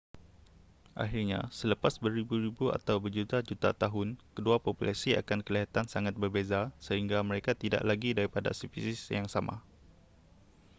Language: Malay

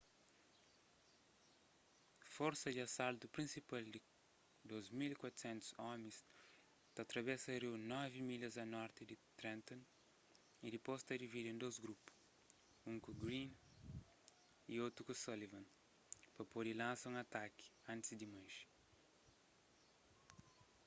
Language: Kabuverdianu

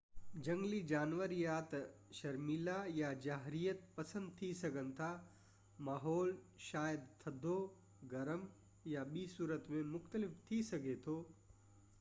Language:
Sindhi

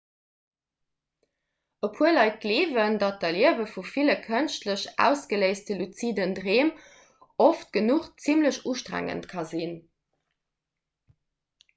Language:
Luxembourgish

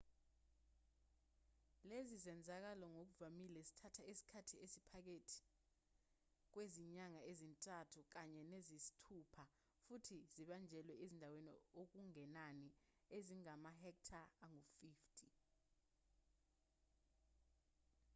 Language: Zulu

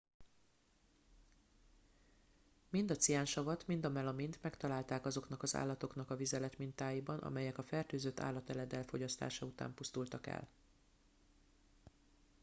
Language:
Hungarian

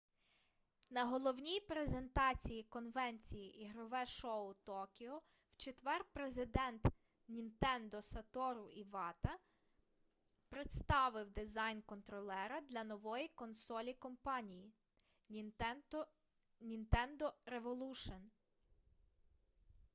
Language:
Ukrainian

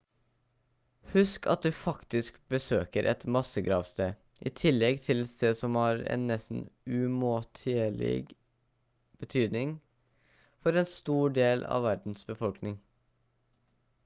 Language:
Norwegian Bokmål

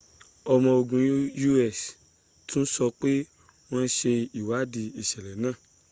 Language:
Yoruba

